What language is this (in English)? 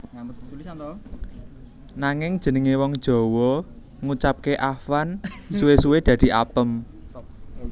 Javanese